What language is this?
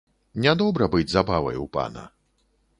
Belarusian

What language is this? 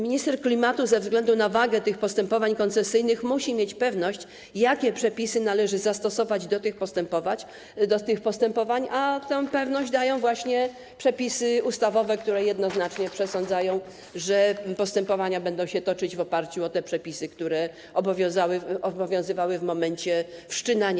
Polish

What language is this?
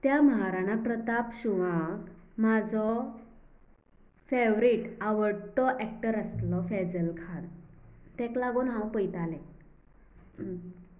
Konkani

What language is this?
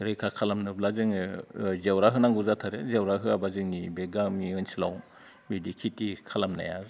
Bodo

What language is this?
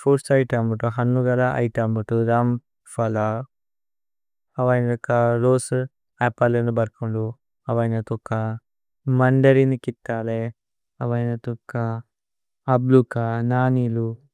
Tulu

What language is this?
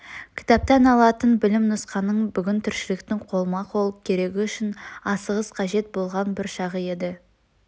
Kazakh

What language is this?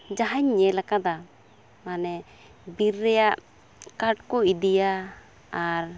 Santali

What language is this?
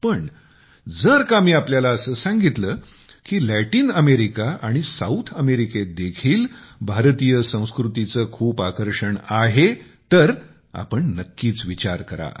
Marathi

